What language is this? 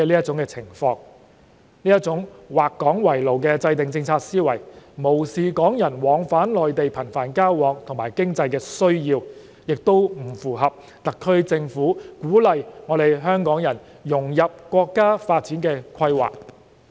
Cantonese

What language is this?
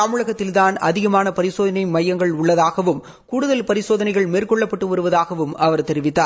Tamil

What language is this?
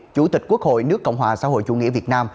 Vietnamese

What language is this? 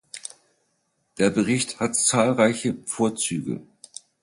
German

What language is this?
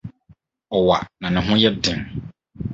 Akan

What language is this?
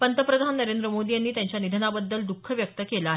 Marathi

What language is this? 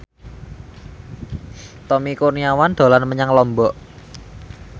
Javanese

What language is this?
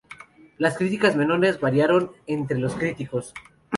Spanish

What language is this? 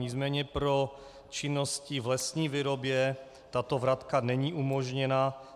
Czech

